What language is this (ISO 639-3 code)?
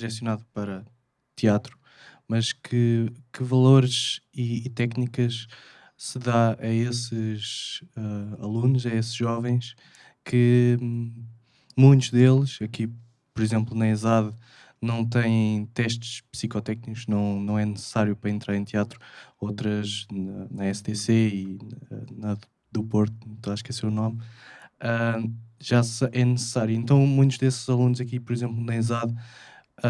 por